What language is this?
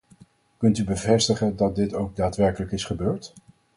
Dutch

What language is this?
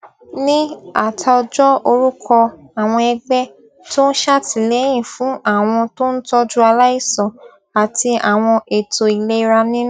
Yoruba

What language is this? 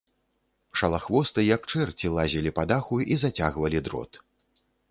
Belarusian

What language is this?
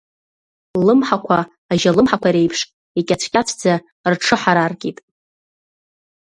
Abkhazian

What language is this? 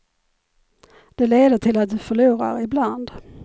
Swedish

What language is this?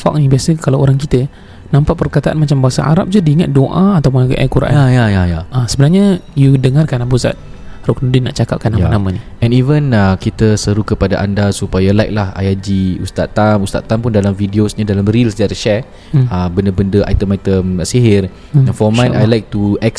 Malay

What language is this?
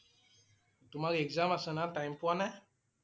Assamese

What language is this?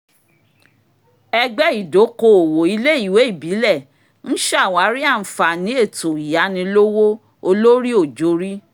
Yoruba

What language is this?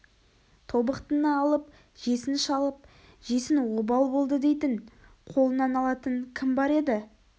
Kazakh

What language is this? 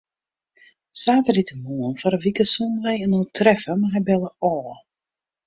Western Frisian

